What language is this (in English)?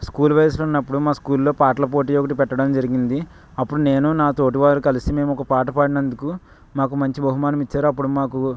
Telugu